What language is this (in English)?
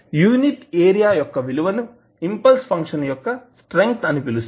Telugu